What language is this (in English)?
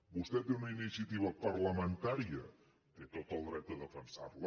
Catalan